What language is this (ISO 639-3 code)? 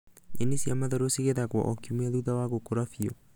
kik